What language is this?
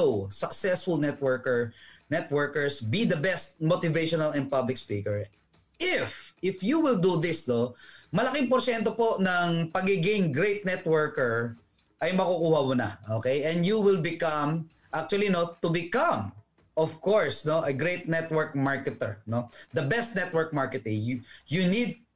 Filipino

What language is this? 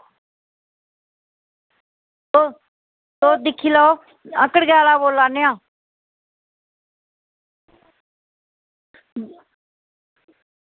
Dogri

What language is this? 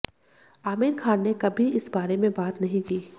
Hindi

